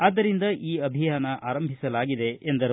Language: Kannada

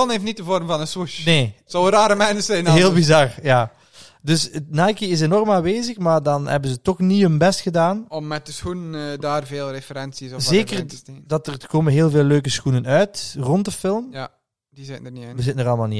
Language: Dutch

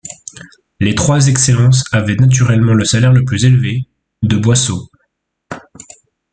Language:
French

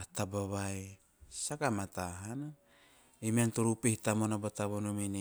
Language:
Teop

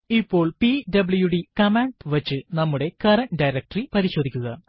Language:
Malayalam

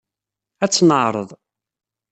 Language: Kabyle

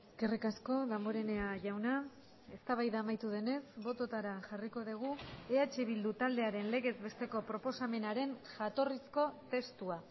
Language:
Basque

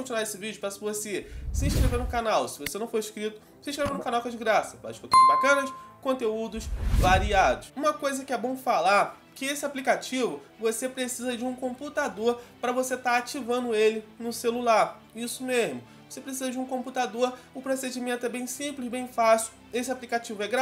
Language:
Portuguese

